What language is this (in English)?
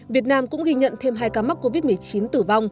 Vietnamese